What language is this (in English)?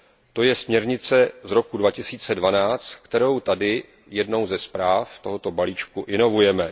Czech